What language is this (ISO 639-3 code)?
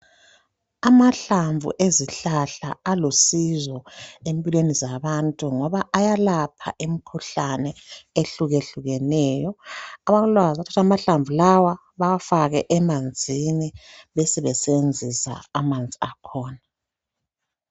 nde